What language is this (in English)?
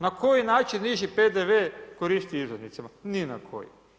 Croatian